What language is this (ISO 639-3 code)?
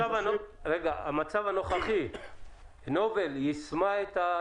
heb